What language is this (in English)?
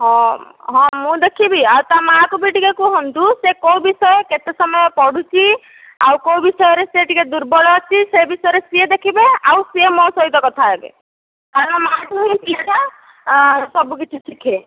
Odia